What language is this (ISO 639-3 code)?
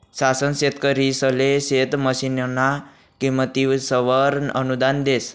mar